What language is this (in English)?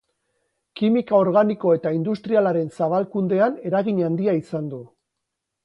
Basque